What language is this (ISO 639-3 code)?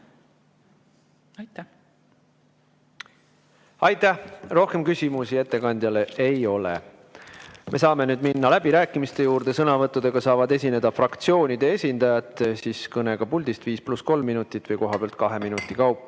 est